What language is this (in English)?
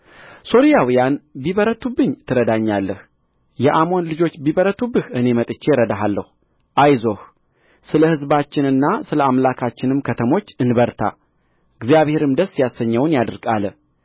Amharic